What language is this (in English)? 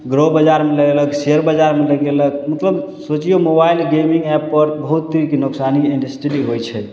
Maithili